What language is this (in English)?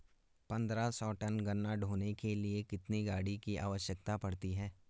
Hindi